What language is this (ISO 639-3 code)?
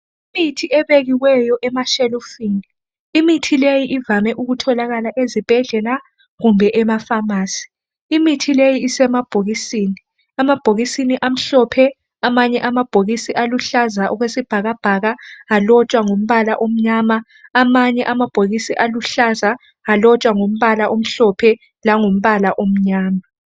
nde